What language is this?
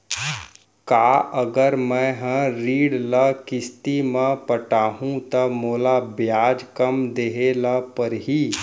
Chhattisgarhi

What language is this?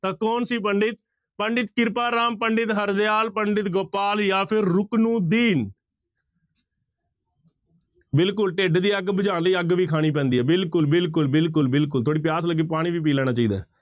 Punjabi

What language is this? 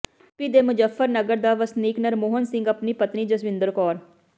Punjabi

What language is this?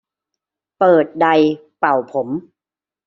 Thai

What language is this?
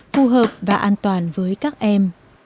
Vietnamese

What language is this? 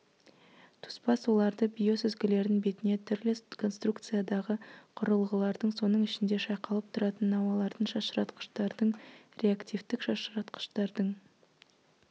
Kazakh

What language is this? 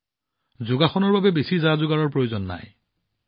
Assamese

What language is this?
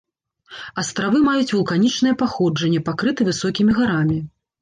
Belarusian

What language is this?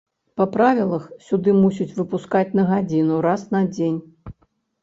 Belarusian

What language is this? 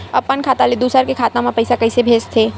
Chhattisgarhi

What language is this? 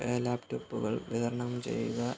Malayalam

